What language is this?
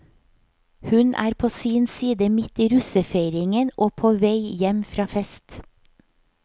Norwegian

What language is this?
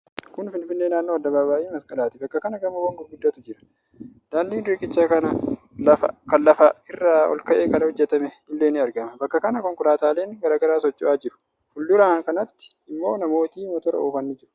Oromo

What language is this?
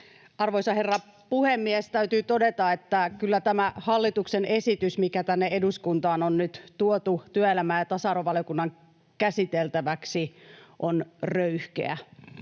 Finnish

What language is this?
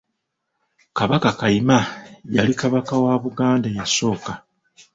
Ganda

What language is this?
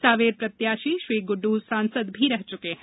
Hindi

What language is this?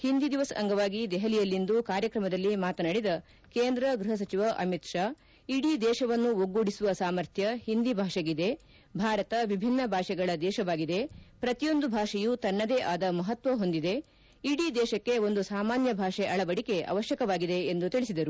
Kannada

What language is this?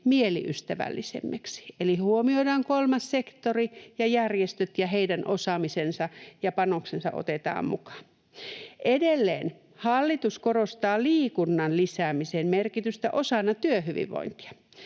Finnish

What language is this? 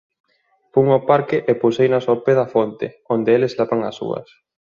Galician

